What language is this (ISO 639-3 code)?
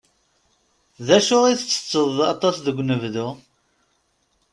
kab